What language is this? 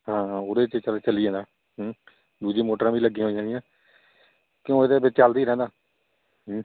Punjabi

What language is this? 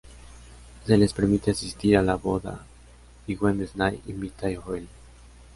Spanish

